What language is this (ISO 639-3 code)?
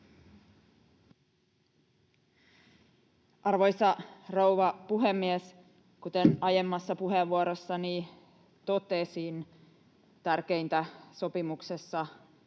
fin